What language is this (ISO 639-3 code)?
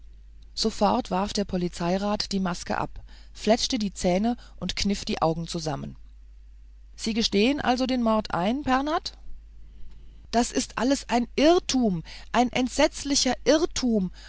deu